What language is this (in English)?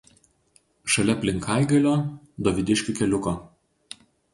Lithuanian